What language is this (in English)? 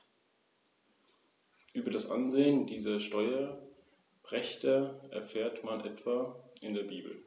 German